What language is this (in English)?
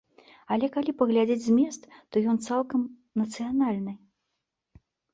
Belarusian